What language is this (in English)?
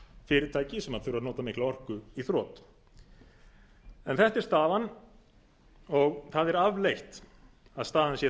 Icelandic